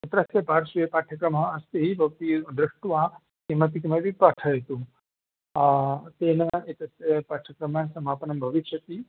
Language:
Sanskrit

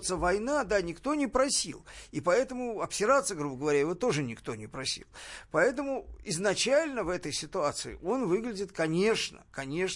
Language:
Russian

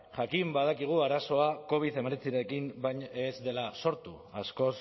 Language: Basque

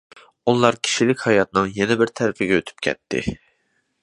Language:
Uyghur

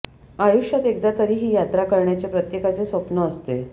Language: Marathi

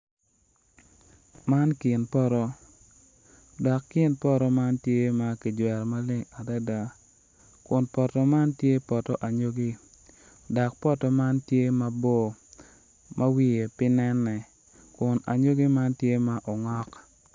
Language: Acoli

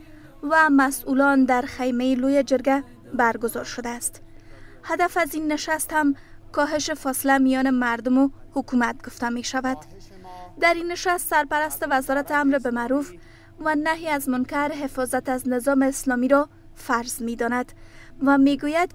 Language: Persian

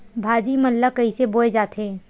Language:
Chhattisgarhi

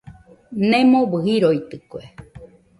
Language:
Nüpode Huitoto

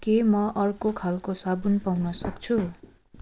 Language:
Nepali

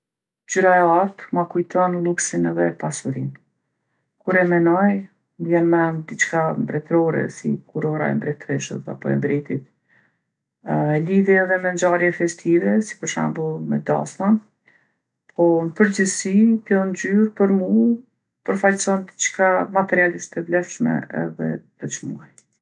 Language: Gheg Albanian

